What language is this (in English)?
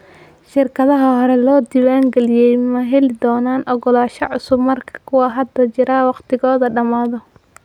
Somali